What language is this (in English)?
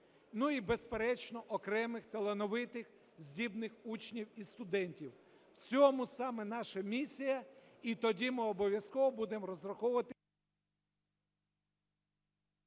Ukrainian